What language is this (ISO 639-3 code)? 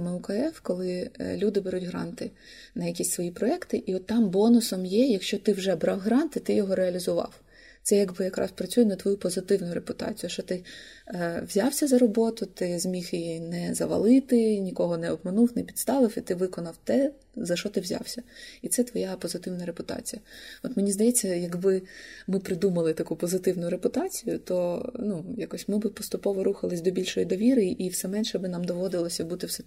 ukr